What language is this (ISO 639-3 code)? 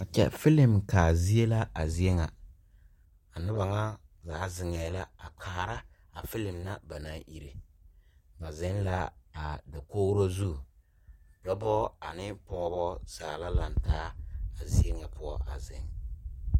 dga